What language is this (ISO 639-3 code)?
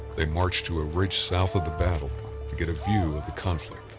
eng